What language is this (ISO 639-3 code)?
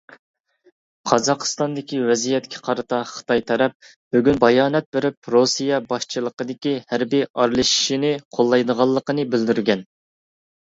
uig